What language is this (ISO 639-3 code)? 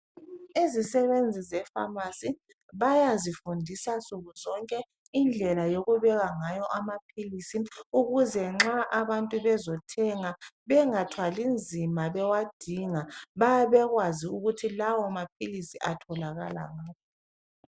nde